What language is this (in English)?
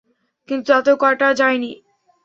Bangla